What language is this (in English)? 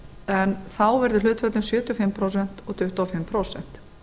Icelandic